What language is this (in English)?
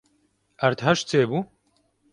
Kurdish